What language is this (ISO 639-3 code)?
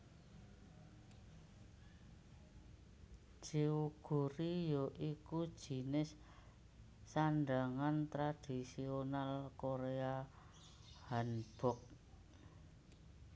jav